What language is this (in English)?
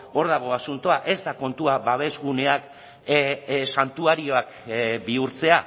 Basque